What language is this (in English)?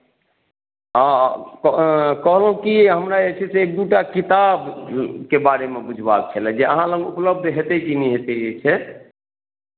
Maithili